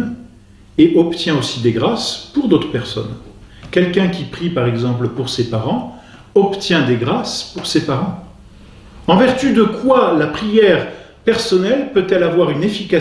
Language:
French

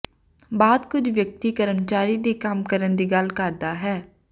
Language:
Punjabi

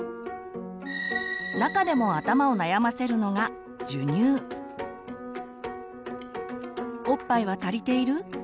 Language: Japanese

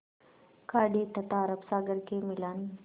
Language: Hindi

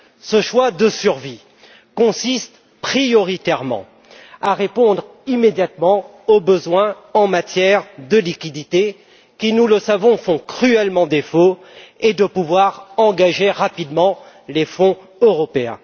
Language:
French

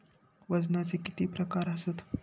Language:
Marathi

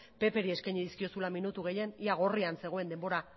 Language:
Basque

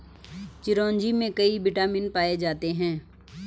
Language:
Hindi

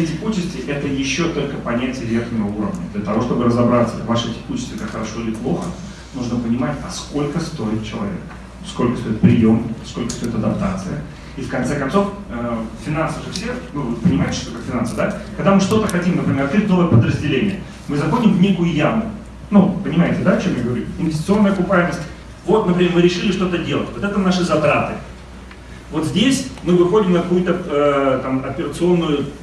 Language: Russian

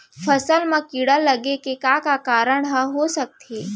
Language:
Chhattisgarhi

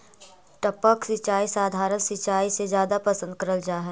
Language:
Magahi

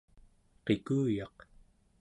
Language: Central Yupik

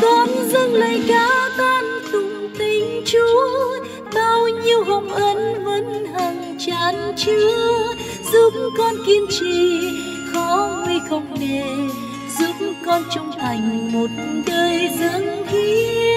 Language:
Vietnamese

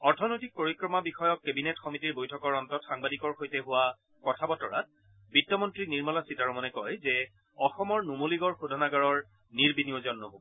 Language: Assamese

